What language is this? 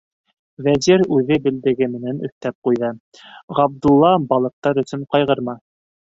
Bashkir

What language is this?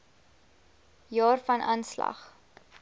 Afrikaans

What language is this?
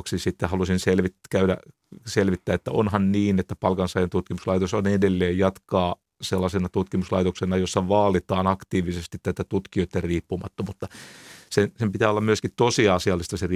Finnish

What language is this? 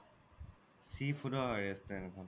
Assamese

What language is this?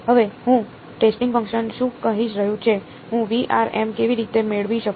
Gujarati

